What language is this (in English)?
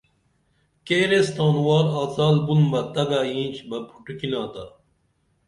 Dameli